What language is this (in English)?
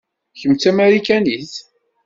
Kabyle